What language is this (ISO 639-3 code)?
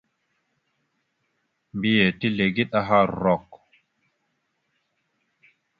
mxu